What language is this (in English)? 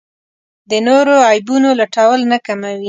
Pashto